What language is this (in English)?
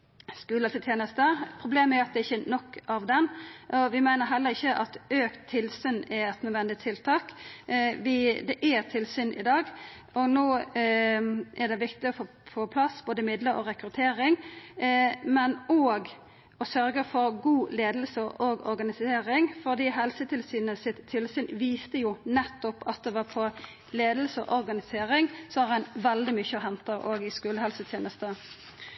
Norwegian Nynorsk